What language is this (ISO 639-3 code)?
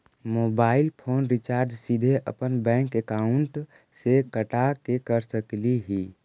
mag